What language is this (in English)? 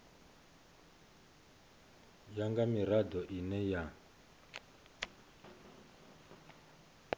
Venda